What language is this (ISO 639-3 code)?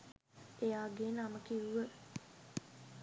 sin